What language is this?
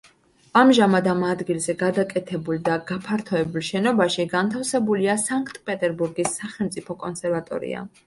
Georgian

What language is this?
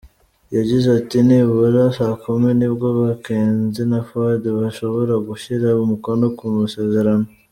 Kinyarwanda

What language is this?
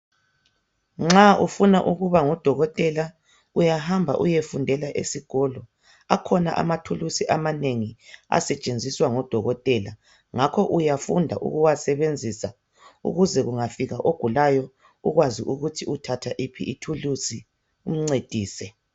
North Ndebele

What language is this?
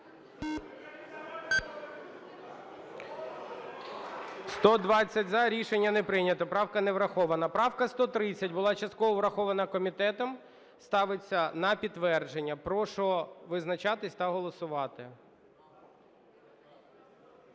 Ukrainian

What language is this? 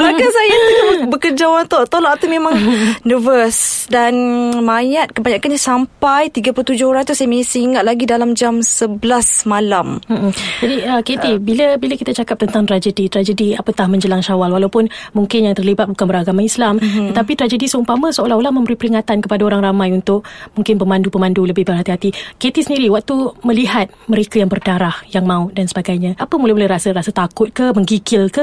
Malay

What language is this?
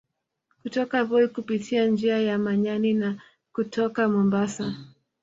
Swahili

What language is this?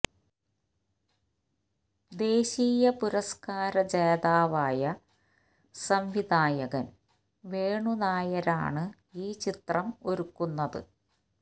Malayalam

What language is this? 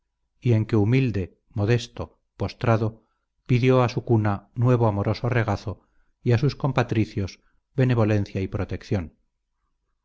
Spanish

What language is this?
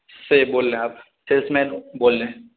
Urdu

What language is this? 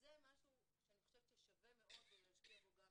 Hebrew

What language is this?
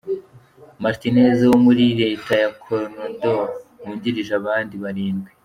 Kinyarwanda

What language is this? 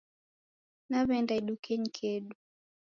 Taita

